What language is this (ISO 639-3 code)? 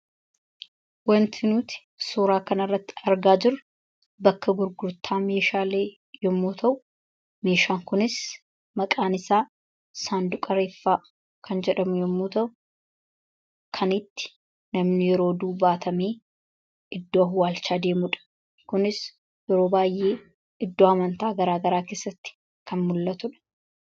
orm